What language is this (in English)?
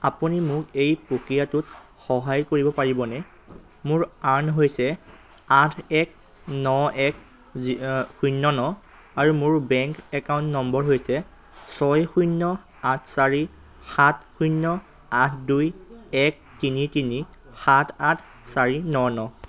Assamese